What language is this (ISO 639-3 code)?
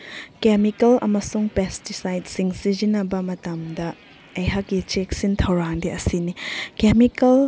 mni